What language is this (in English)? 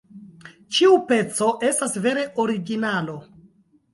Esperanto